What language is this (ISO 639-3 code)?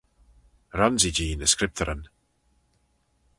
glv